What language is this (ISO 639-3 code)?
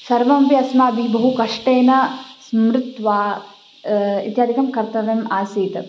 san